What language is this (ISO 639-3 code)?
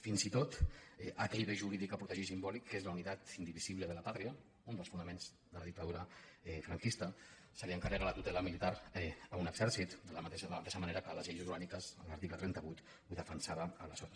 cat